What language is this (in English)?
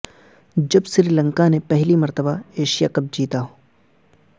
Urdu